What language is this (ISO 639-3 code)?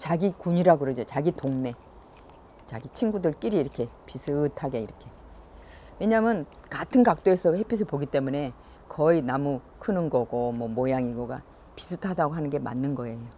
kor